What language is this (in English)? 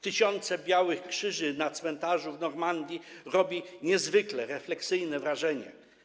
Polish